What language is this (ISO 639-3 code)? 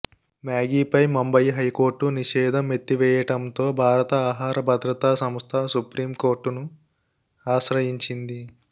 tel